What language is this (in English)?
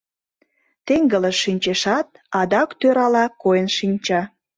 Mari